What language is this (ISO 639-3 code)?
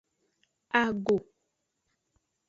ajg